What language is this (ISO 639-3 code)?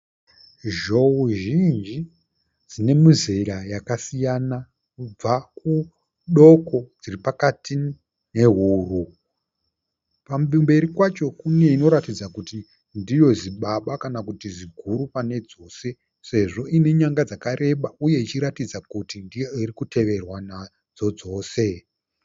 sna